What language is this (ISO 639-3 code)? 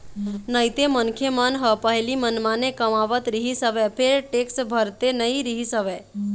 hne